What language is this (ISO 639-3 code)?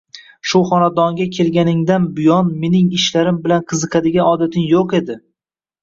uzb